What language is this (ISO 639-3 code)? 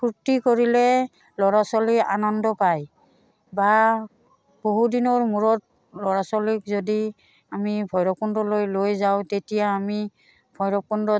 asm